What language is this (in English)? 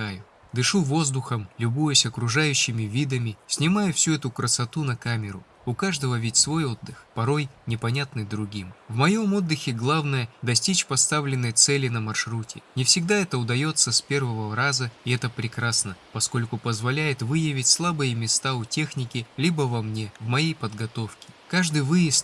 Russian